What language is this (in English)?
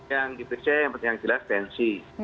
Indonesian